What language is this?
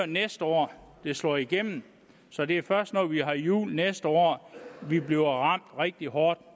Danish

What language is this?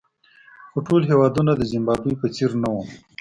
Pashto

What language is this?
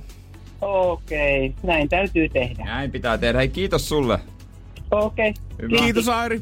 Finnish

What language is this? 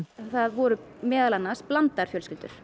Icelandic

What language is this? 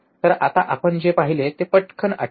Marathi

